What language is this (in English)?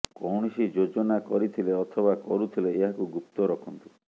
Odia